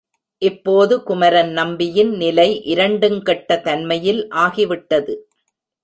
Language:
Tamil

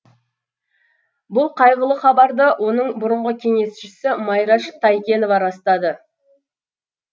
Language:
Kazakh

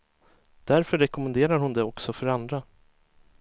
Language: Swedish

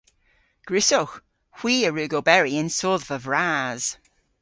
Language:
Cornish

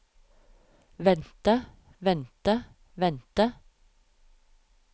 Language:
Norwegian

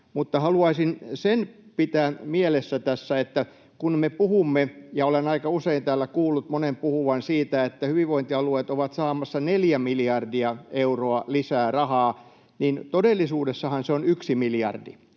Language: Finnish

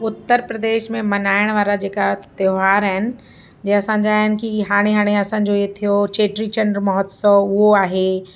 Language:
Sindhi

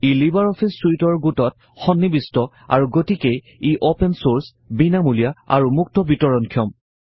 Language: Assamese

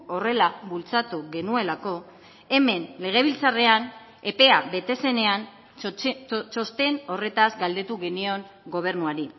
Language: Basque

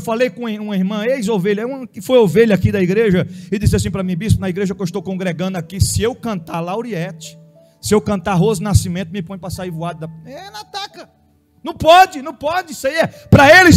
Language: Portuguese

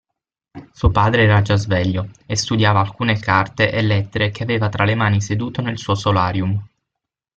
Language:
Italian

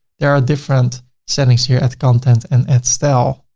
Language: English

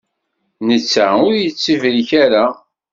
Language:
Kabyle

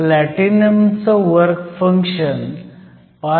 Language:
Marathi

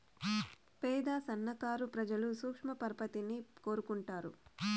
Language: Telugu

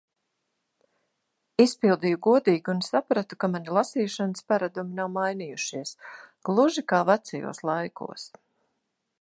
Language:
Latvian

